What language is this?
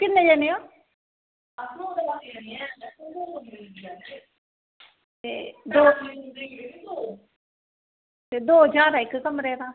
Dogri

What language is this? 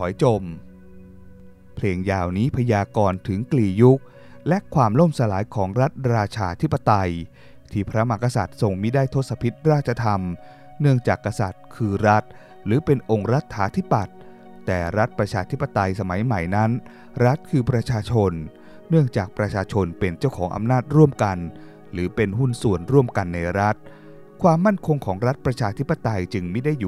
Thai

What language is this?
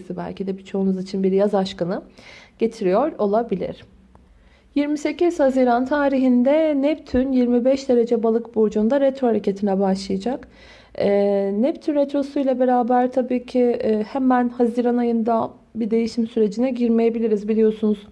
Turkish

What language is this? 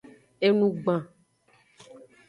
Aja (Benin)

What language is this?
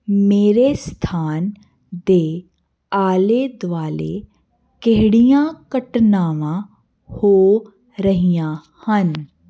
Punjabi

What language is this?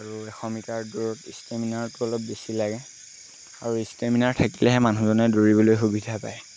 Assamese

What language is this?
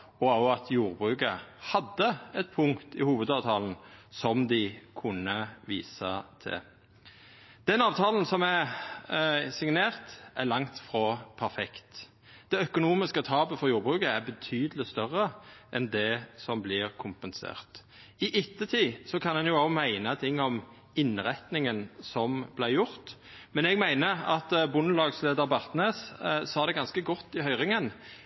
Norwegian Nynorsk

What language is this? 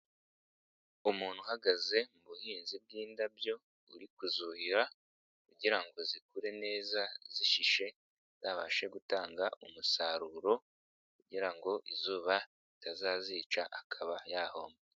Kinyarwanda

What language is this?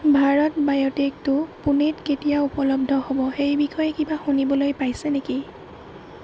Assamese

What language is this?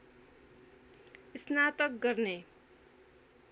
Nepali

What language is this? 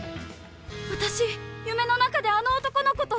Japanese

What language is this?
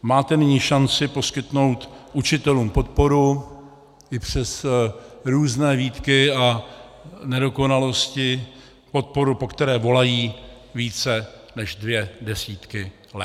Czech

